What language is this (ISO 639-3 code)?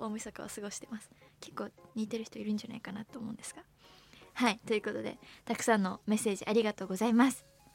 jpn